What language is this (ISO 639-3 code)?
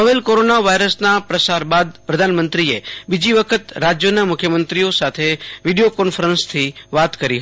guj